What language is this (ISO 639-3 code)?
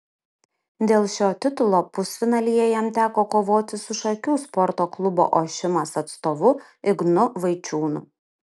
lit